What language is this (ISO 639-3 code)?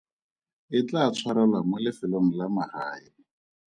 tsn